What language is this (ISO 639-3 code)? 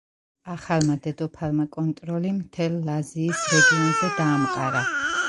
kat